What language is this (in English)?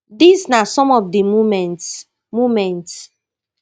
Nigerian Pidgin